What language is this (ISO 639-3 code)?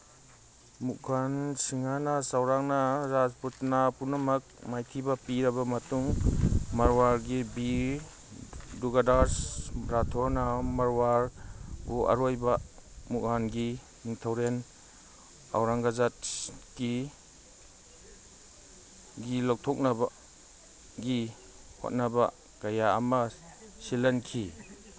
mni